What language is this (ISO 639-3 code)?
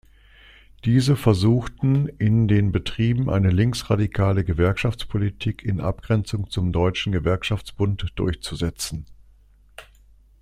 deu